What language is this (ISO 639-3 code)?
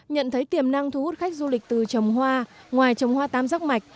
vie